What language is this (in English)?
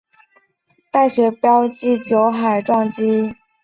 Chinese